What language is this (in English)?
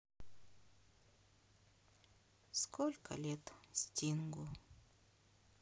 Russian